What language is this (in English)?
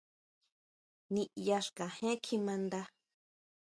Huautla Mazatec